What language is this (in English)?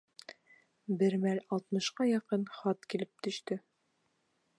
Bashkir